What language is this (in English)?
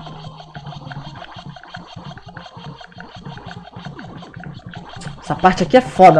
Portuguese